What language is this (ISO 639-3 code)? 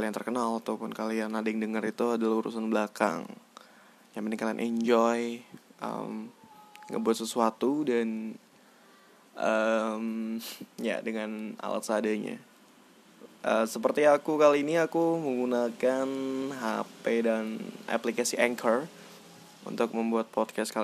ind